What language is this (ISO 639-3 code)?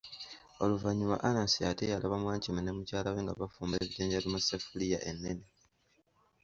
lug